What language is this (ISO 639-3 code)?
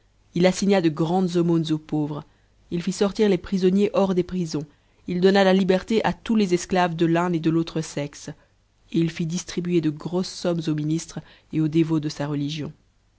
fra